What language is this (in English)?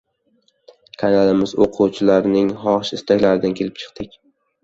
Uzbek